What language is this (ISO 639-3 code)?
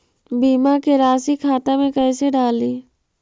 mag